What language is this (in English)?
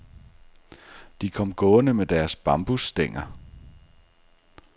Danish